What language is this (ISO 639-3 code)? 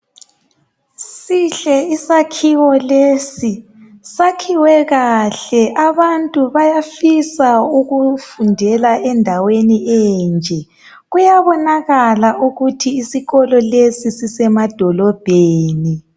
nde